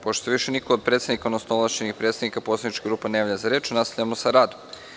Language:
Serbian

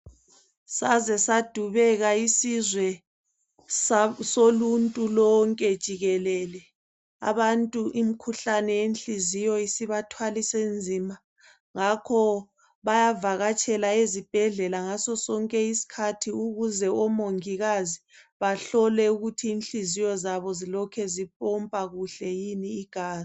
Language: North Ndebele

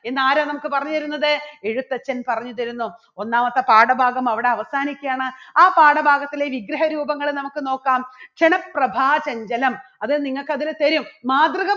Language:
Malayalam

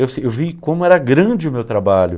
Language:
Portuguese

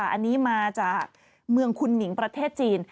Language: Thai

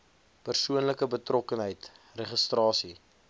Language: Afrikaans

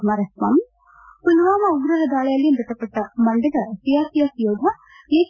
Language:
Kannada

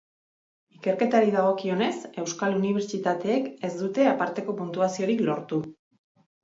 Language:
Basque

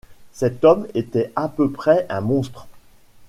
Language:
French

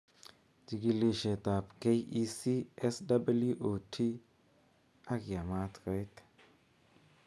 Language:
Kalenjin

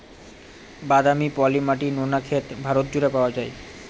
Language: Bangla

